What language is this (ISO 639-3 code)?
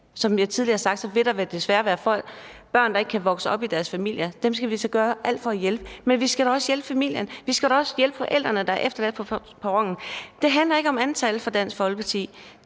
dan